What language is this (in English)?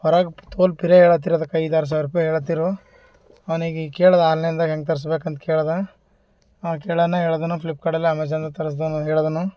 Kannada